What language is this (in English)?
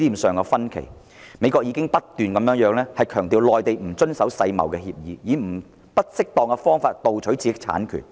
Cantonese